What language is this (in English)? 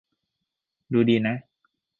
Thai